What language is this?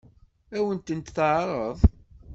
Kabyle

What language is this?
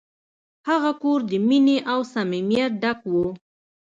Pashto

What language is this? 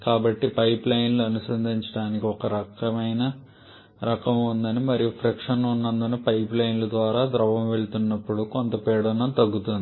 Telugu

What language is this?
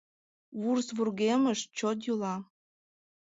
Mari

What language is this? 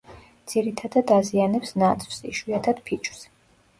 Georgian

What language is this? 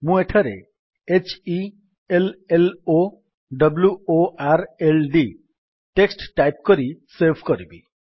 Odia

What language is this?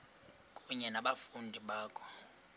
Xhosa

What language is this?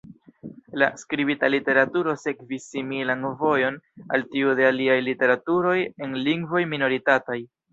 Esperanto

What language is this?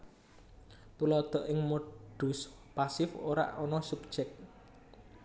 Javanese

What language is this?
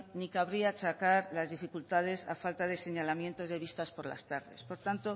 Spanish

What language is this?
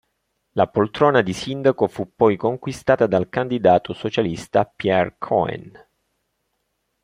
Italian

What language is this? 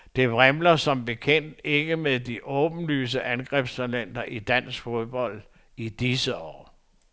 Danish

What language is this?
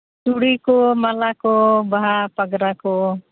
Santali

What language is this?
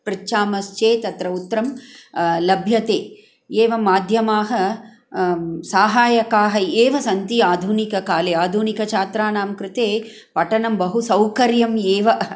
Sanskrit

